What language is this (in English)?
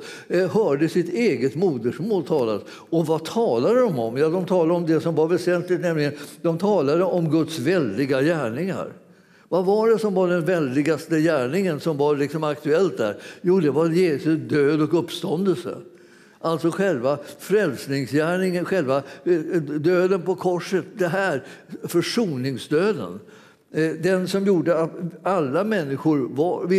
Swedish